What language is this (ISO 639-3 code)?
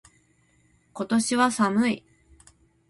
jpn